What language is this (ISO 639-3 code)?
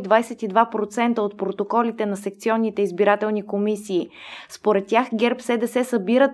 bul